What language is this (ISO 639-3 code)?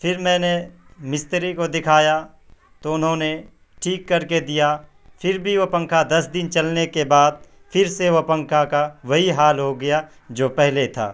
urd